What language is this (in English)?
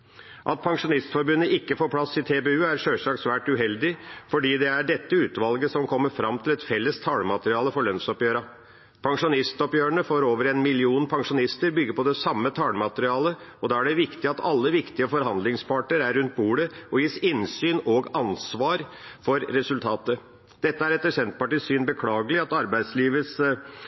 Norwegian Bokmål